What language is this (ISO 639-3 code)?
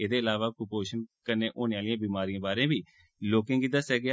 doi